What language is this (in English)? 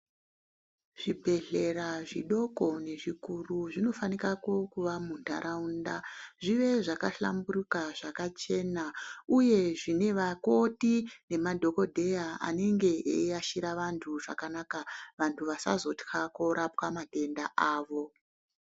Ndau